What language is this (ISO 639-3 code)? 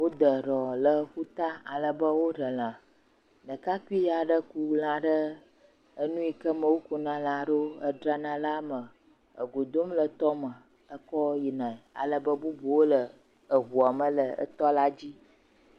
ewe